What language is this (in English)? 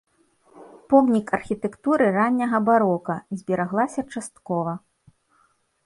Belarusian